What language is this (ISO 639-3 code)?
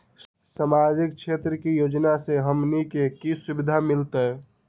mag